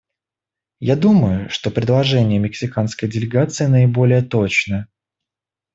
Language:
Russian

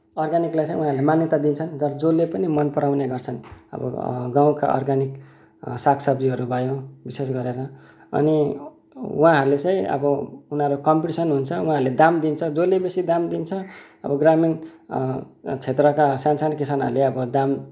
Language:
Nepali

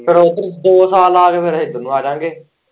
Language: Punjabi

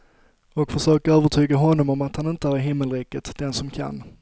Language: Swedish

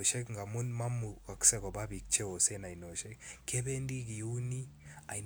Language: Kalenjin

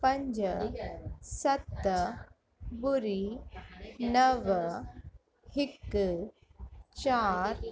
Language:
Sindhi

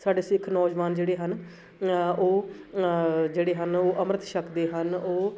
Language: Punjabi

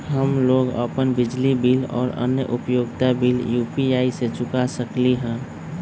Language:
Magahi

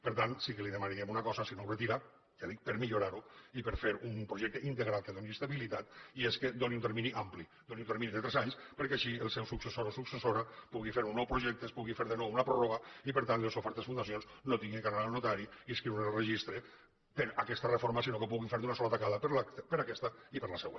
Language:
Catalan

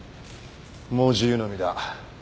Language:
Japanese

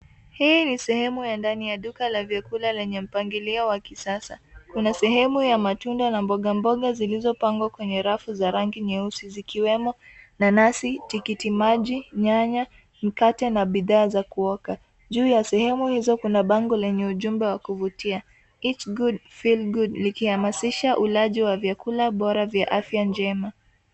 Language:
Swahili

